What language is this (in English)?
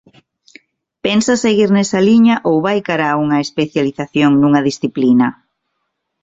Galician